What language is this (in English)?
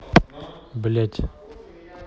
Russian